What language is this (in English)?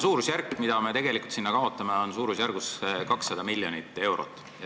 Estonian